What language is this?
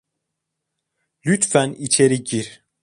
Turkish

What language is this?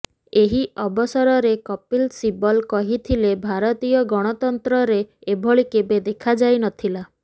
Odia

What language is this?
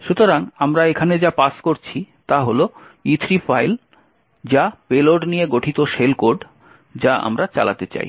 Bangla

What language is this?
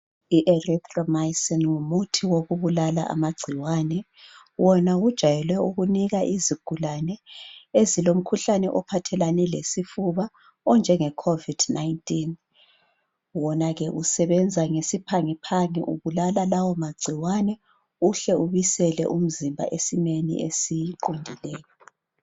North Ndebele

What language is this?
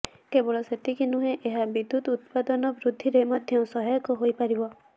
Odia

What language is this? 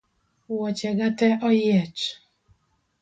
Luo (Kenya and Tanzania)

